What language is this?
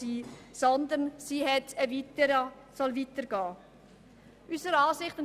Swiss German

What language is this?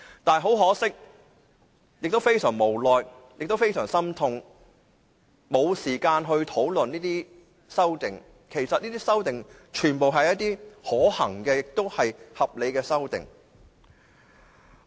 Cantonese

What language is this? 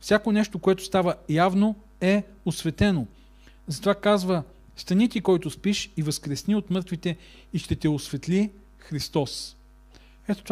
Bulgarian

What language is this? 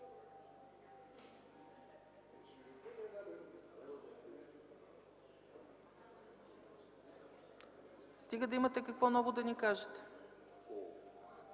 Bulgarian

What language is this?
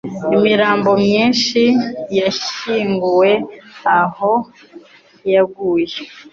Kinyarwanda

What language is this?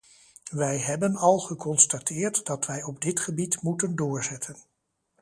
Dutch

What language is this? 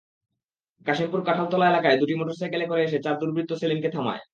Bangla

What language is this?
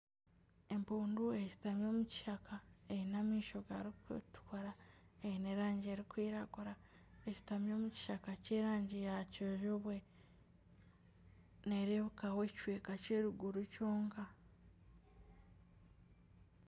Nyankole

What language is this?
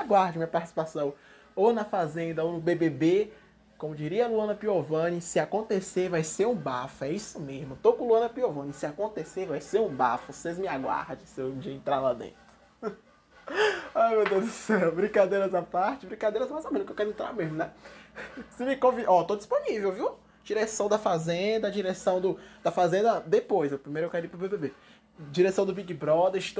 Portuguese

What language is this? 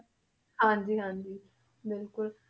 Punjabi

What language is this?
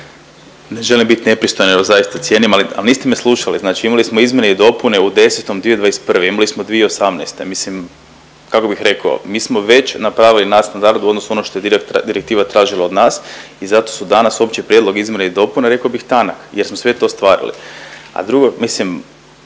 Croatian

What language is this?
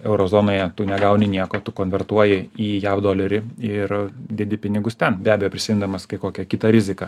Lithuanian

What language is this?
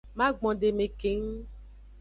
Aja (Benin)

